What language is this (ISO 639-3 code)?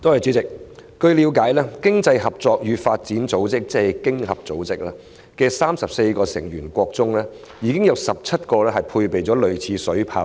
yue